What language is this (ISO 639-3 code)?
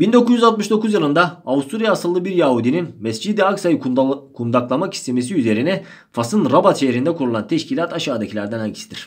tur